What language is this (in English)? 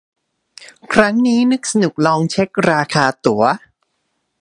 Thai